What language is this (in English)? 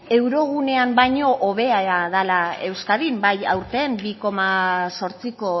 Basque